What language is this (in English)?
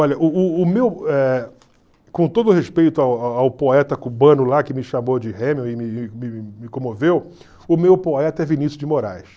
Portuguese